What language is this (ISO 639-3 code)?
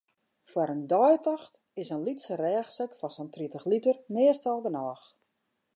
fry